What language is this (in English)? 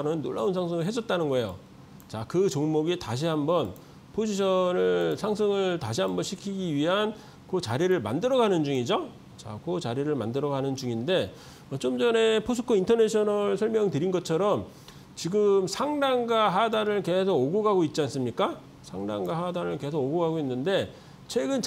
Korean